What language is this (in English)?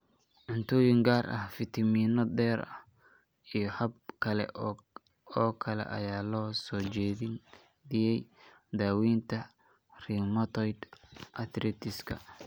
Somali